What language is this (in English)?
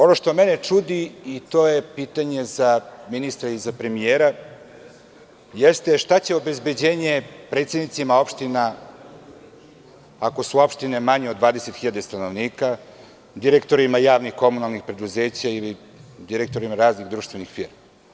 Serbian